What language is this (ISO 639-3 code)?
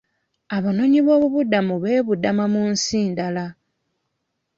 lug